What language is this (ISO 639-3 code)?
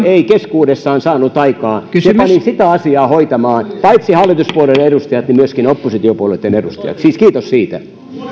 fin